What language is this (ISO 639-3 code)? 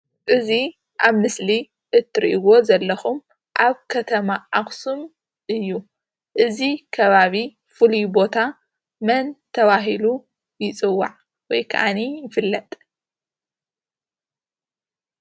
tir